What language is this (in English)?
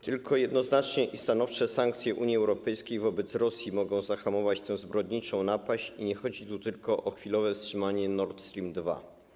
Polish